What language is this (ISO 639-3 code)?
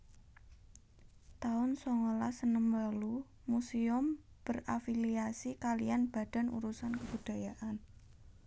jav